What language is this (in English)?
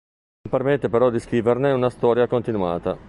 Italian